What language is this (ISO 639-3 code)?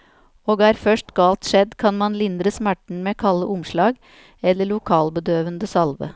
nor